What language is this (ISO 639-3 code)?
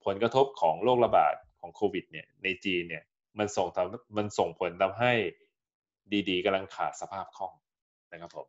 tha